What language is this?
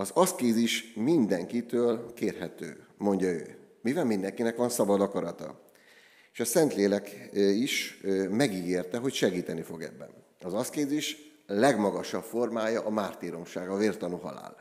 Hungarian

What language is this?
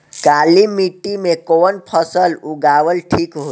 Bhojpuri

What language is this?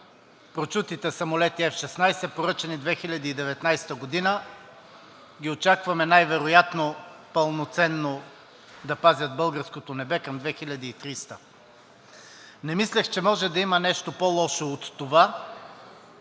Bulgarian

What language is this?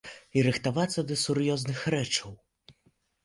Belarusian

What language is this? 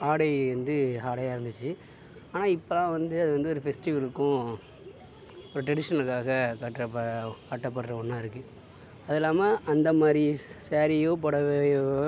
Tamil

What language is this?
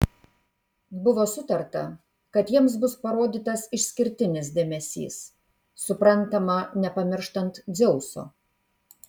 Lithuanian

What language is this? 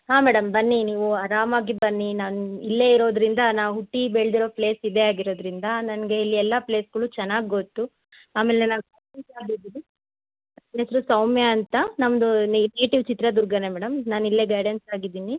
Kannada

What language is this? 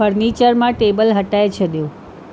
Sindhi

